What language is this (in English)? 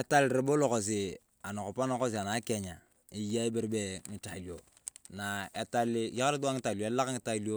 Turkana